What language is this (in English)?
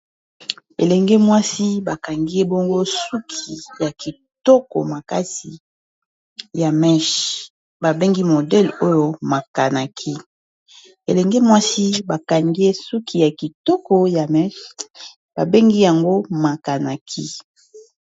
Lingala